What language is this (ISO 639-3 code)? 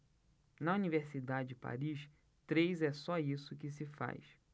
por